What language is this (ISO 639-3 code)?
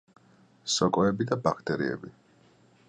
kat